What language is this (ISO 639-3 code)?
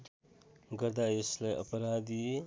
nep